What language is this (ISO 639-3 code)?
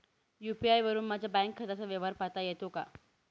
mar